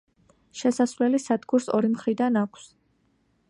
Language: Georgian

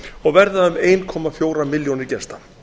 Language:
Icelandic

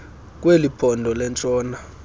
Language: Xhosa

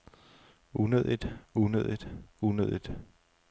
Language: Danish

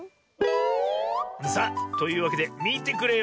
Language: Japanese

